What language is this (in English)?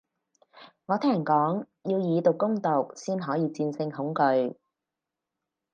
Cantonese